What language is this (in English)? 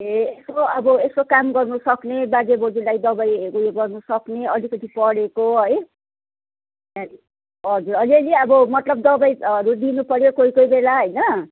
Nepali